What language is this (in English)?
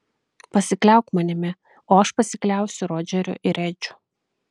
Lithuanian